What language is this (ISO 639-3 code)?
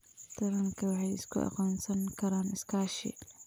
som